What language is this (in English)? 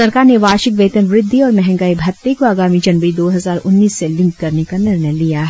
Hindi